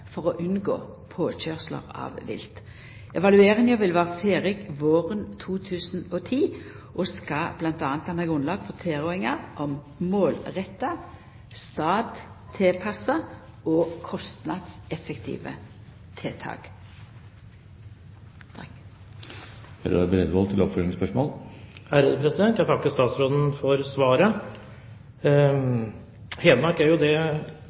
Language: Norwegian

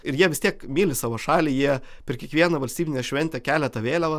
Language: Lithuanian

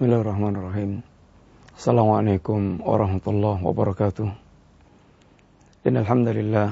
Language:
Malay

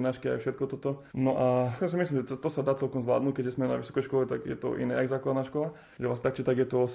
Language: Slovak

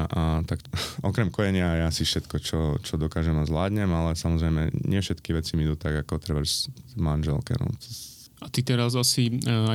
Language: Slovak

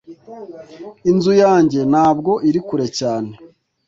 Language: Kinyarwanda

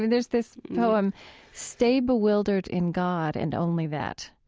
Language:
English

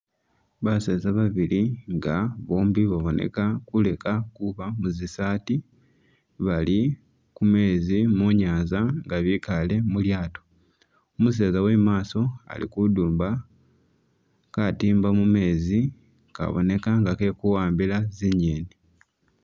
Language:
Masaaba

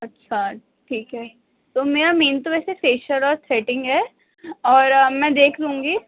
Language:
Urdu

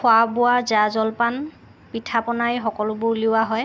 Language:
Assamese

